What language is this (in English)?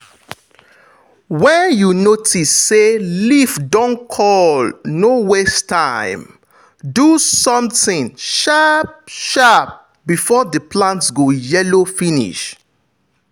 Nigerian Pidgin